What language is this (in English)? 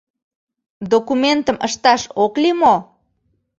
Mari